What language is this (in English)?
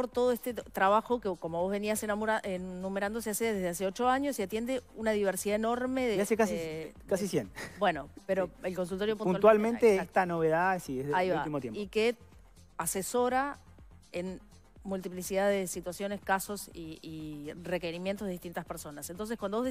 Spanish